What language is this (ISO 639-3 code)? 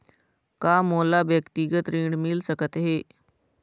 hne